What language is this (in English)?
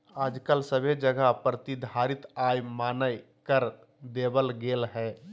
Magahi